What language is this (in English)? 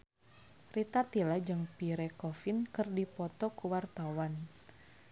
Sundanese